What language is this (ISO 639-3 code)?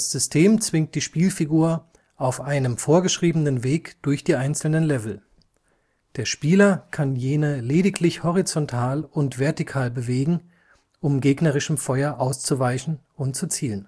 deu